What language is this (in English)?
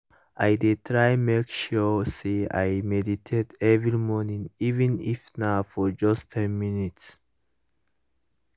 Nigerian Pidgin